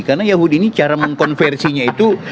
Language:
Indonesian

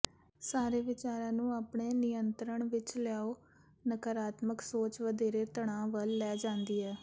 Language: Punjabi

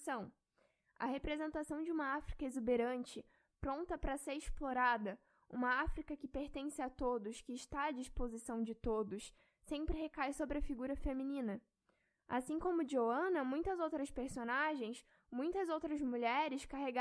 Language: Portuguese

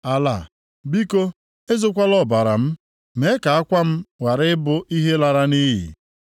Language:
Igbo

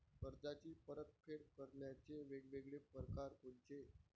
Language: Marathi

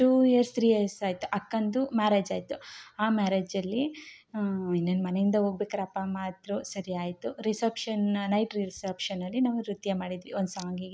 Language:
Kannada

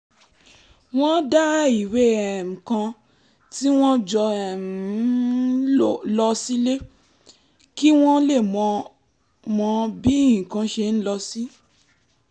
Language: Yoruba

